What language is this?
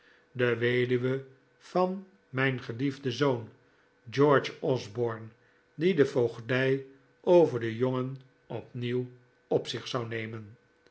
Dutch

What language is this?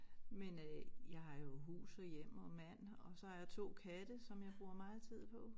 Danish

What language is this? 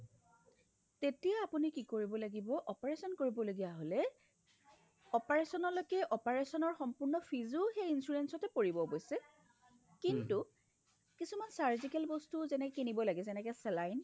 Assamese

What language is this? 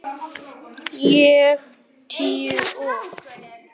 Icelandic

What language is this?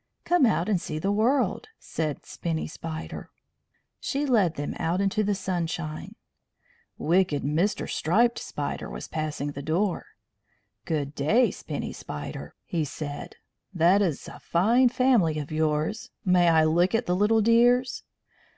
English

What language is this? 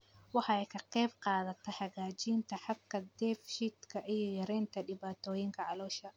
Somali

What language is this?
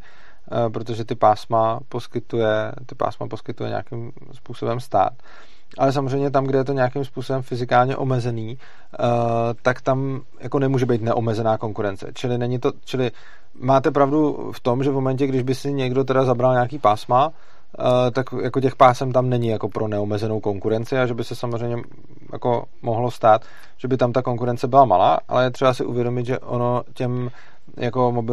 Czech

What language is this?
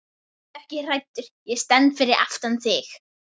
Icelandic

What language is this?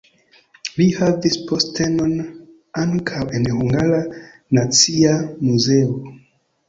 Esperanto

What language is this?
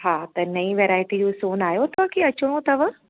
Sindhi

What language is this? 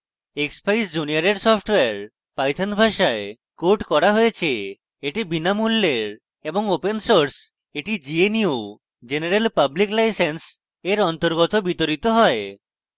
Bangla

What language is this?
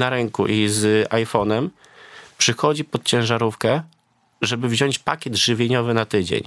Polish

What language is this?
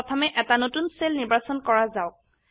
Assamese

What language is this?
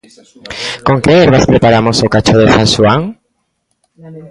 Galician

